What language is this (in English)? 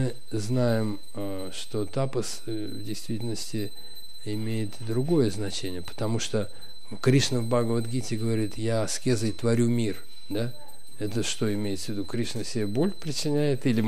Russian